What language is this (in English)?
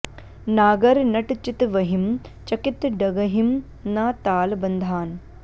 Sanskrit